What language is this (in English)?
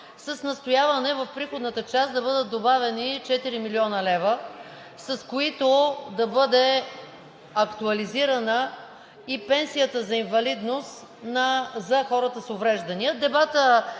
Bulgarian